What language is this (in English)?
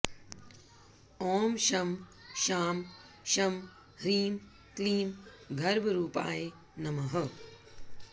Sanskrit